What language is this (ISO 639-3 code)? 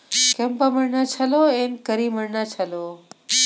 kan